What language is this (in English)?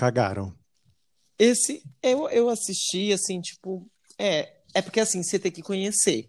Portuguese